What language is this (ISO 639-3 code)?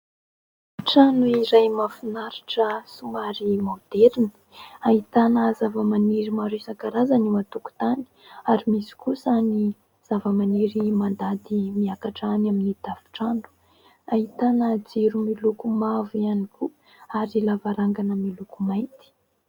mlg